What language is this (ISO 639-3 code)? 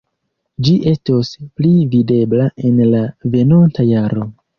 epo